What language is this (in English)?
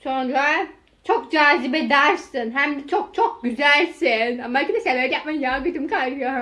Turkish